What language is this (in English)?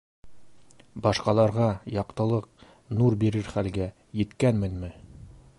Bashkir